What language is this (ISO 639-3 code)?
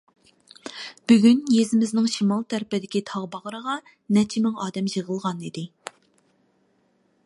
uig